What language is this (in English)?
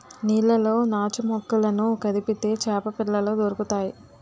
Telugu